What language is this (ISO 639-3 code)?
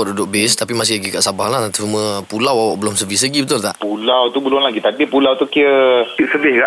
msa